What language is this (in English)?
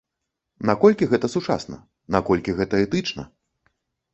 Belarusian